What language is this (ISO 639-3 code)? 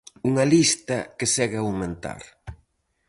glg